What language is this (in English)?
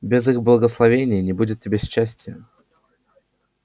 Russian